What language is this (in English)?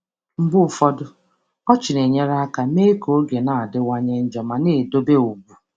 Igbo